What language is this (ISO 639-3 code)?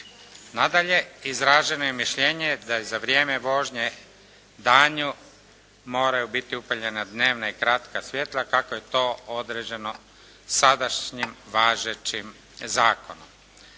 hrv